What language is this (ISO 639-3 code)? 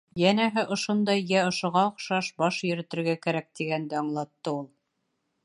bak